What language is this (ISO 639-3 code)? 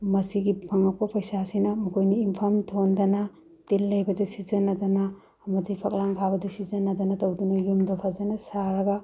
mni